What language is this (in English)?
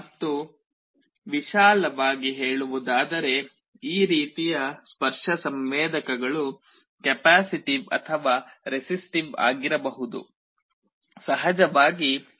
Kannada